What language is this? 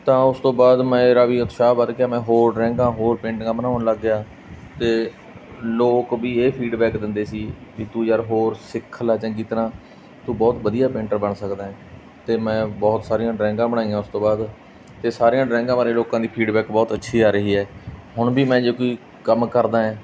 Punjabi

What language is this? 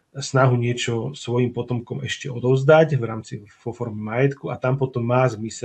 Slovak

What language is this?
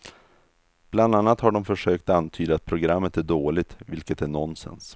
Swedish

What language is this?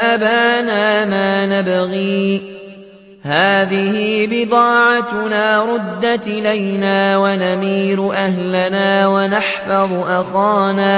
Arabic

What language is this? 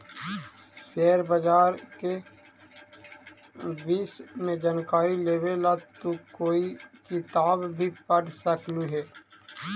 Magahi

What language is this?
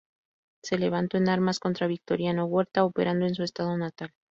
Spanish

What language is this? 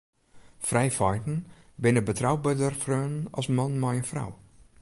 Western Frisian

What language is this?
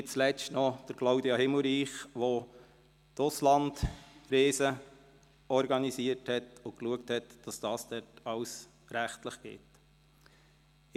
Swiss German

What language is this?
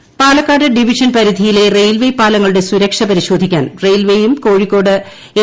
Malayalam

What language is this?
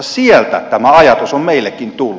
Finnish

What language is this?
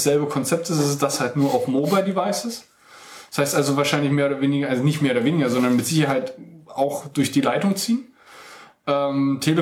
German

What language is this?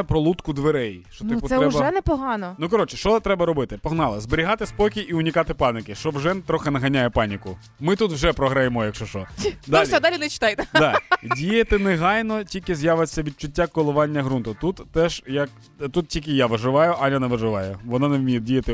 Ukrainian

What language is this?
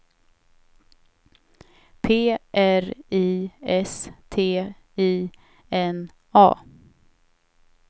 Swedish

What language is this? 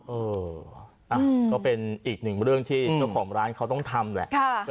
Thai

